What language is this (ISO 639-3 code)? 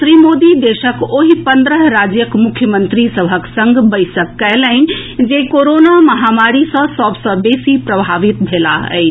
mai